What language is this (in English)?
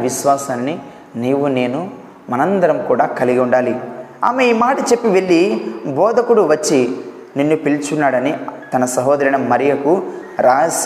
Telugu